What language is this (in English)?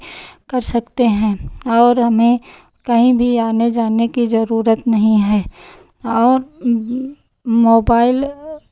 Hindi